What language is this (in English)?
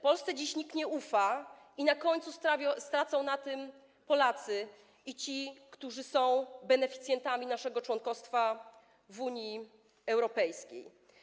Polish